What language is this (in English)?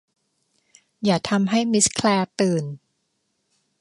Thai